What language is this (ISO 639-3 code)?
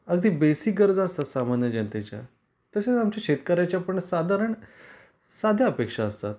mar